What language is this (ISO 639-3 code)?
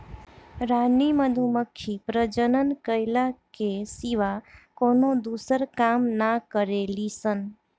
bho